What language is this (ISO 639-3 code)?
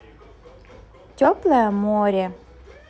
rus